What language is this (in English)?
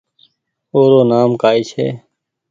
Goaria